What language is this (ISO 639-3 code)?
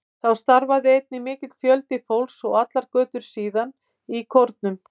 isl